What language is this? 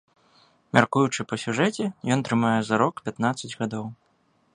Belarusian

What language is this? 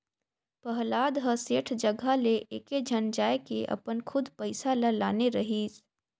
Chhattisgarhi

